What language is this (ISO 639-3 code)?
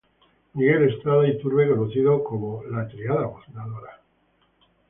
spa